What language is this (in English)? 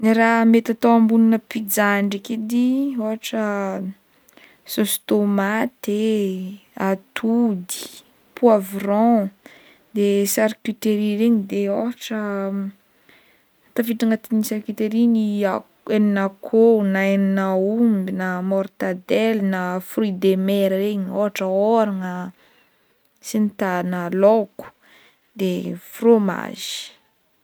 Northern Betsimisaraka Malagasy